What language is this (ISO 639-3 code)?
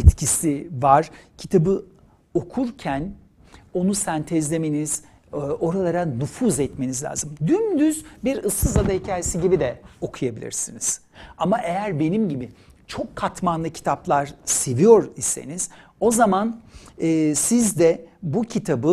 tur